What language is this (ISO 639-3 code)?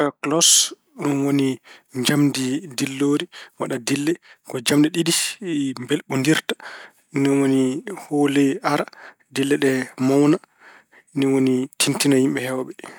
ful